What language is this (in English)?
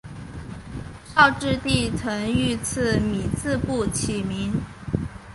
Chinese